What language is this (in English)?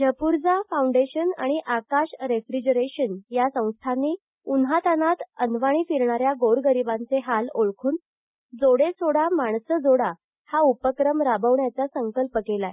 Marathi